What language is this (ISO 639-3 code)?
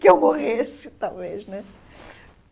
por